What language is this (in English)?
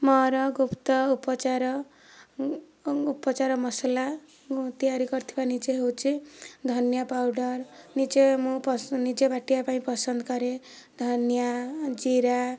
Odia